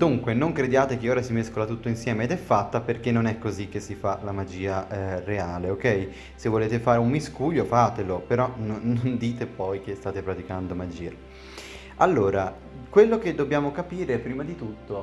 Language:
Italian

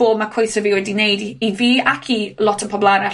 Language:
Welsh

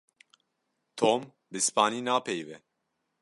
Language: Kurdish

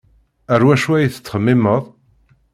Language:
Kabyle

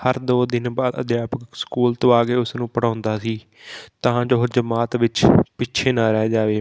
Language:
Punjabi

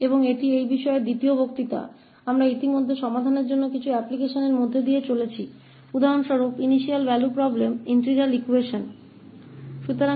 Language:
Hindi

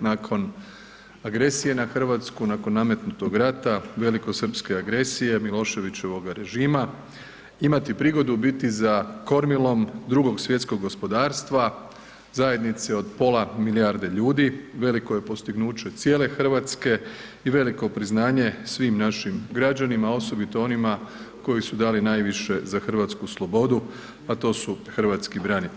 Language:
Croatian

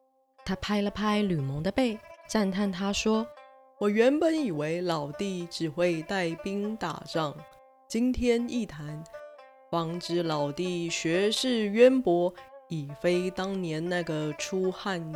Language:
Chinese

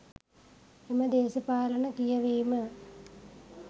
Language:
Sinhala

